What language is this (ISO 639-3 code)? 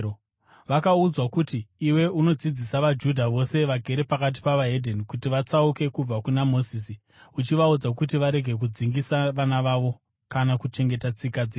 sna